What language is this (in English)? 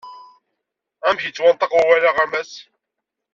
Kabyle